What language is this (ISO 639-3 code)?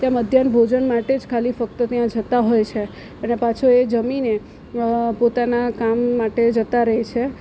guj